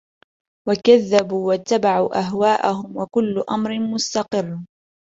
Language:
Arabic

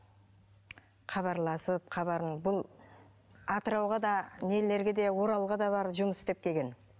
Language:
Kazakh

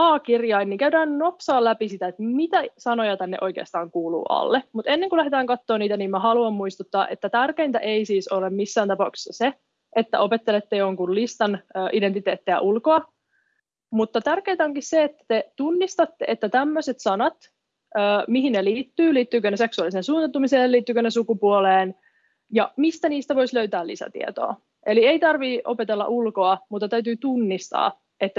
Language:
Finnish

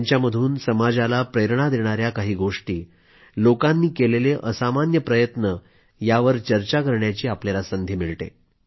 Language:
Marathi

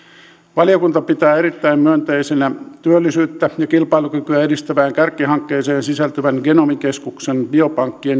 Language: Finnish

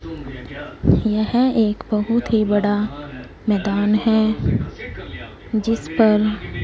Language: Hindi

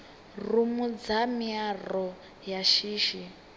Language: Venda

